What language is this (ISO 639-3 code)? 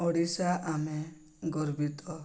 ori